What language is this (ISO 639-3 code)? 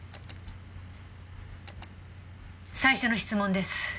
jpn